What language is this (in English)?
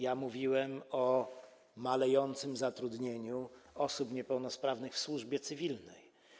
Polish